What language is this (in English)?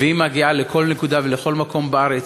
Hebrew